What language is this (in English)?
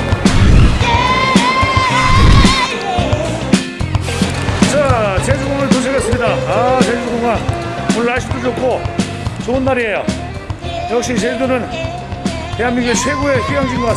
Korean